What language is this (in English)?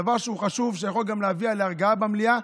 Hebrew